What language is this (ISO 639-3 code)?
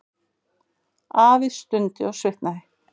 isl